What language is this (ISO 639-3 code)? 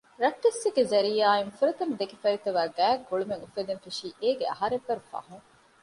div